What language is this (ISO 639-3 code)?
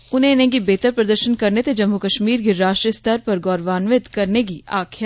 doi